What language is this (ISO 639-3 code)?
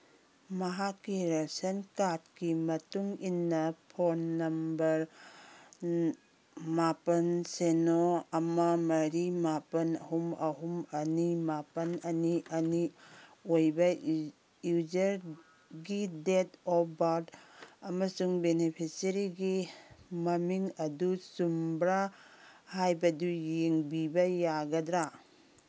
mni